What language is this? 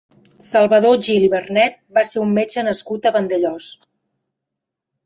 Catalan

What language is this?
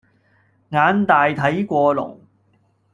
Cantonese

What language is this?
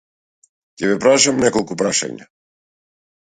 Macedonian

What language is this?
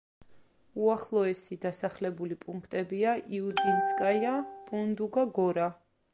Georgian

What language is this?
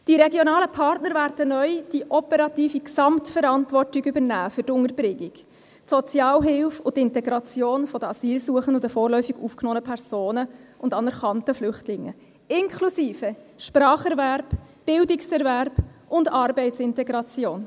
Swiss German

